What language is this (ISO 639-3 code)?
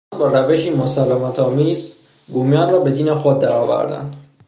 fas